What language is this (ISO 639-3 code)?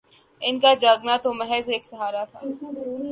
urd